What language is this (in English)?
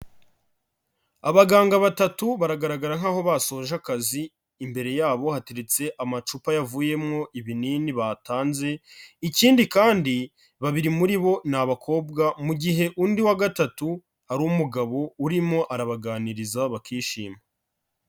Kinyarwanda